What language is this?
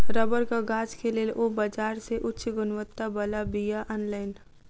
Maithili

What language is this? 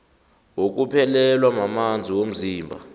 South Ndebele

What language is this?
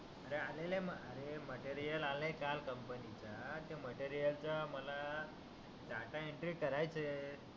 Marathi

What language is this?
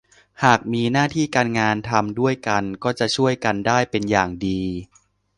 Thai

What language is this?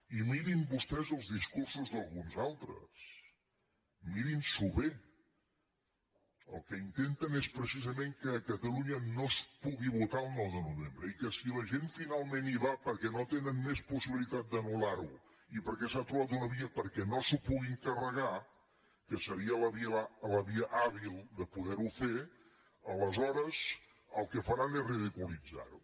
Catalan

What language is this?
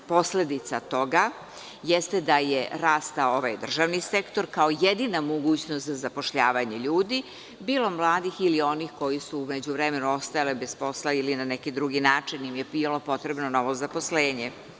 Serbian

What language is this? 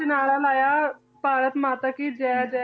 Punjabi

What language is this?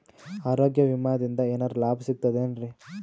Kannada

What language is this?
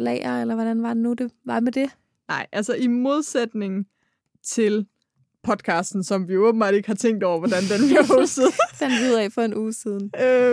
Danish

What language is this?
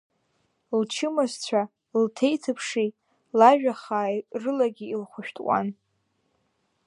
Abkhazian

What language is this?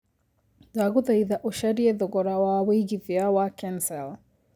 Kikuyu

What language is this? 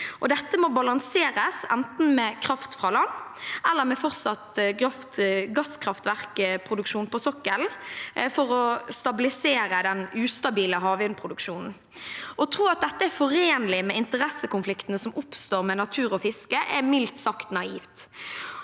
Norwegian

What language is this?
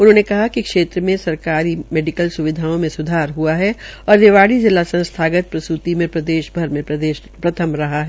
Hindi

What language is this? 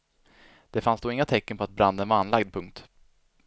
Swedish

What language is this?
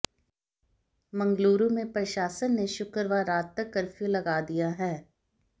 Hindi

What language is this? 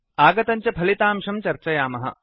Sanskrit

